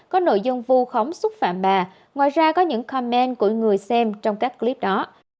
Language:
Vietnamese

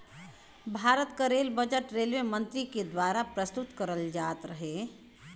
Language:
Bhojpuri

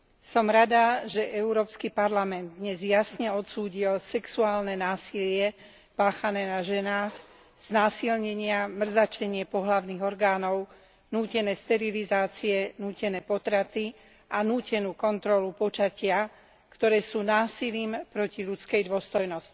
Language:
Slovak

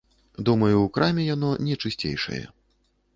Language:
Belarusian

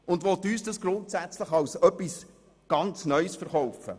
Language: Swiss German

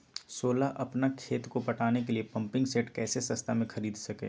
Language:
Magahi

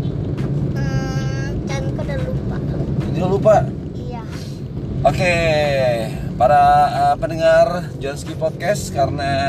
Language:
Indonesian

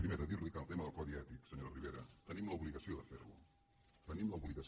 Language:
Catalan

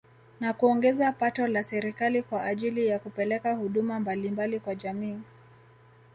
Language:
Swahili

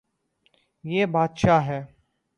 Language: Urdu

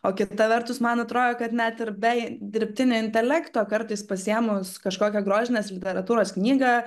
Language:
Lithuanian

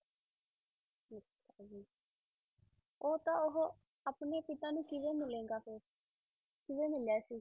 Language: Punjabi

